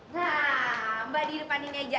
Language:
Indonesian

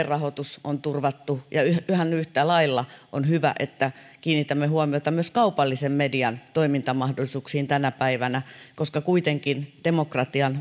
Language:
Finnish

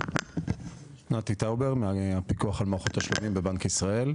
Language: Hebrew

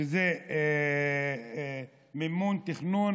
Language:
Hebrew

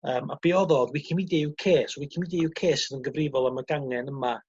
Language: Welsh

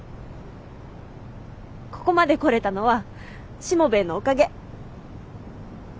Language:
Japanese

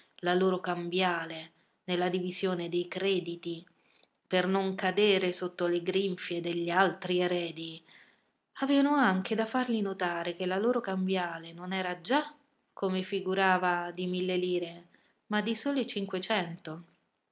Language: Italian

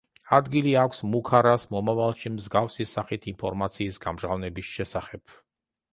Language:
Georgian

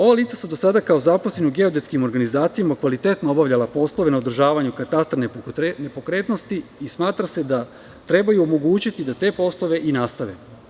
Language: Serbian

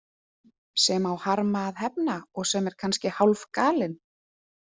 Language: Icelandic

